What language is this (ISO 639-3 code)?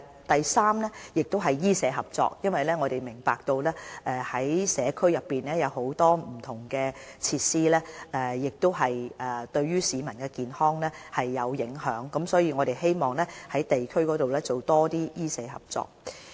yue